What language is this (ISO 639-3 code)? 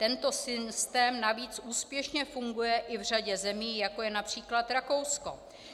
ces